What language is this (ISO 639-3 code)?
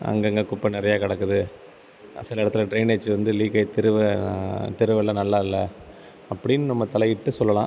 tam